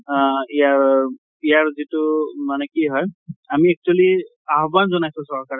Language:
Assamese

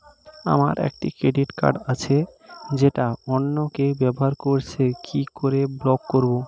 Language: Bangla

